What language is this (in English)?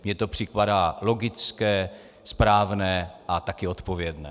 Czech